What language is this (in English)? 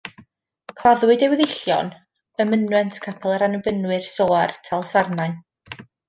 Welsh